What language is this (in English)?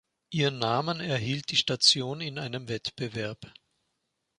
German